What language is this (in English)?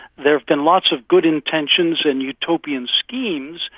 English